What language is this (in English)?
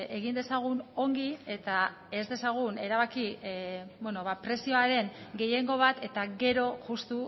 Basque